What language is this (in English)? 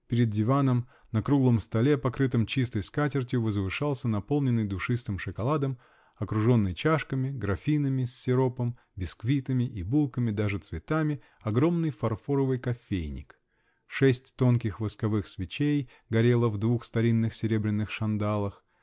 Russian